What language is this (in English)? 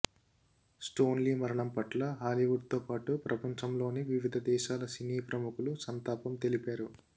Telugu